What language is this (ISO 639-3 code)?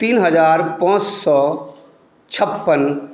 mai